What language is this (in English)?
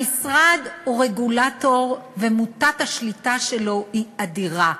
Hebrew